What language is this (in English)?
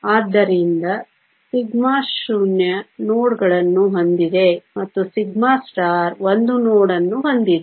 Kannada